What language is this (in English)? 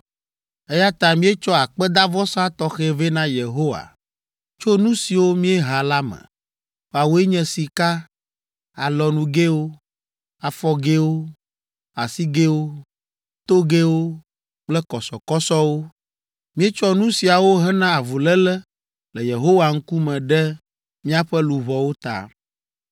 Ewe